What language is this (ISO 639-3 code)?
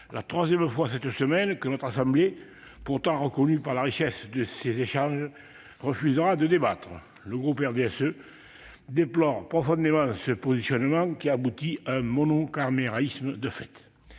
fra